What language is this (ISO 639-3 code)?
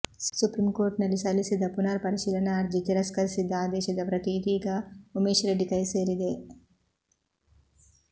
kan